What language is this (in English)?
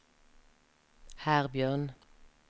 Norwegian